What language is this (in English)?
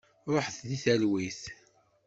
Kabyle